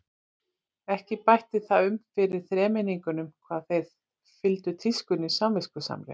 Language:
Icelandic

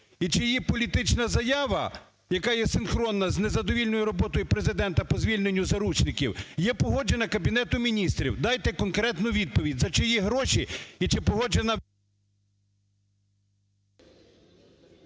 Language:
Ukrainian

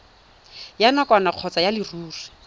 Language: Tswana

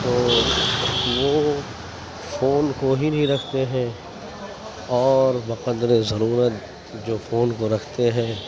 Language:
Urdu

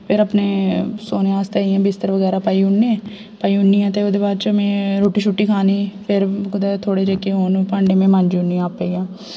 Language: Dogri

